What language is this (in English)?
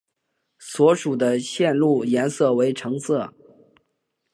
Chinese